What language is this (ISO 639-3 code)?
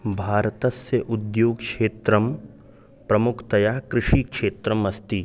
san